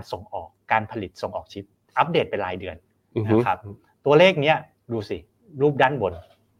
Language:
Thai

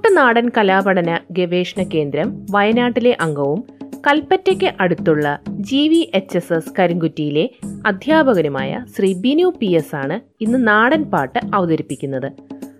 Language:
Malayalam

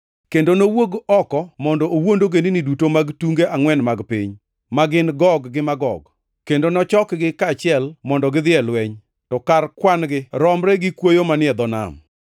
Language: Luo (Kenya and Tanzania)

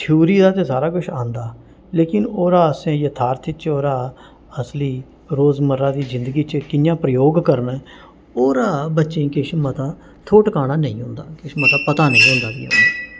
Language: Dogri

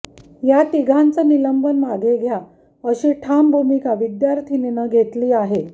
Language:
Marathi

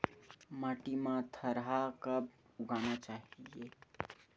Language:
Chhattisgarhi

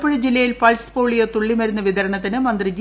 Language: Malayalam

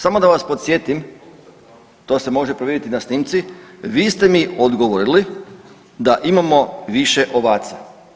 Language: Croatian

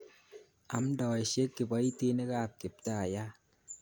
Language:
Kalenjin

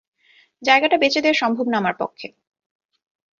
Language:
Bangla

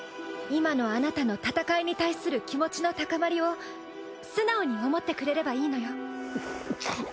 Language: Japanese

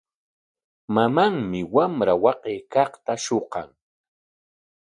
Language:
Corongo Ancash Quechua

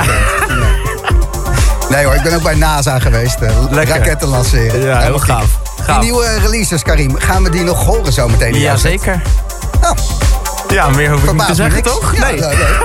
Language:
Dutch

